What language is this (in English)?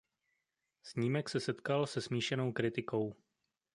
Czech